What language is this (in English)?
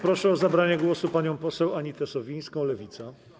Polish